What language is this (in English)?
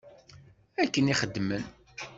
Kabyle